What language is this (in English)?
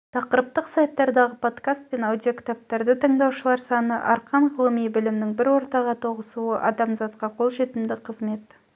Kazakh